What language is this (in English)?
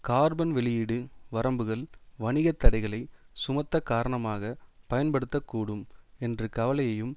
Tamil